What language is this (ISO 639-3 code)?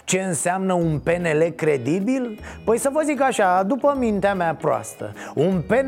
ron